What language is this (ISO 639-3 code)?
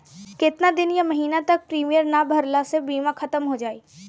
bho